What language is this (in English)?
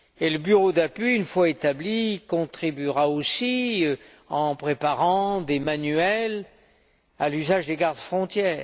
French